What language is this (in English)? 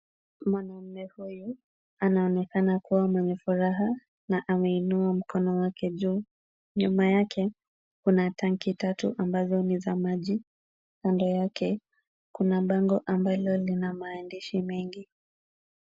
Swahili